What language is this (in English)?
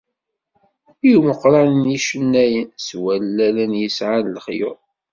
Kabyle